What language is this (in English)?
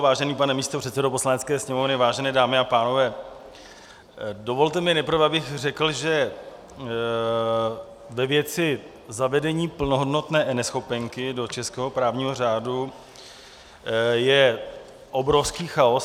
Czech